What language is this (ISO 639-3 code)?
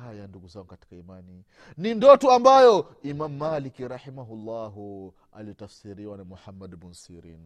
swa